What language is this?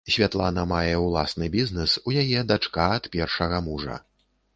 Belarusian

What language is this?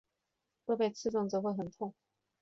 Chinese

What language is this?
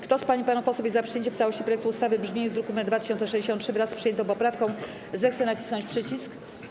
Polish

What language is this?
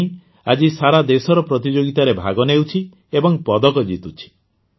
Odia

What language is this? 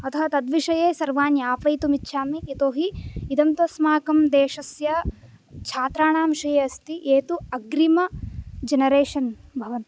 Sanskrit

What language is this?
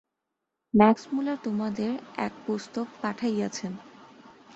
Bangla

